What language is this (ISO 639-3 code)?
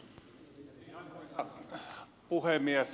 fin